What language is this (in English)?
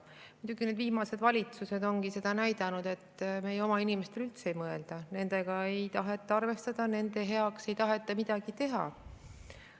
Estonian